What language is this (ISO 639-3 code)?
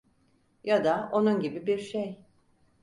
tur